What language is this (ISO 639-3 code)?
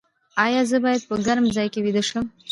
pus